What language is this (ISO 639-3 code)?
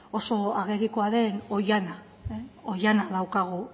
eus